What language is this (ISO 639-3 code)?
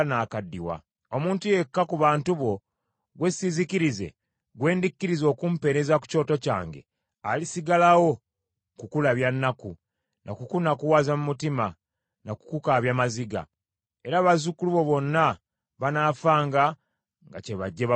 lug